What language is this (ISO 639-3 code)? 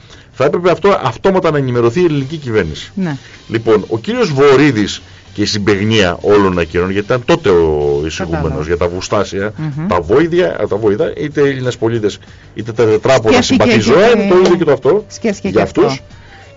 ell